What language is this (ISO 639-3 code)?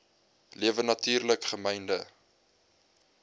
afr